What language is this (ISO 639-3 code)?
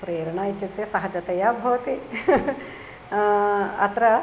san